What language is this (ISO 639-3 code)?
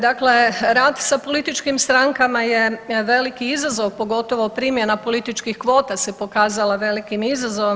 hrv